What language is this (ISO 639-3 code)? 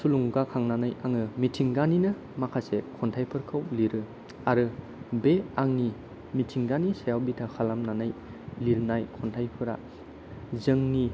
brx